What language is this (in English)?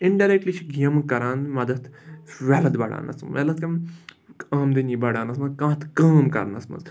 Kashmiri